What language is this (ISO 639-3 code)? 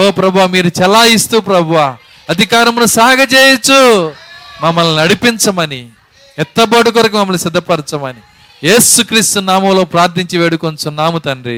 tel